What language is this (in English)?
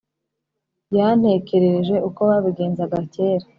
Kinyarwanda